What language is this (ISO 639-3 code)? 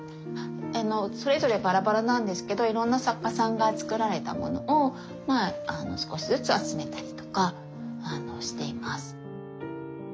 jpn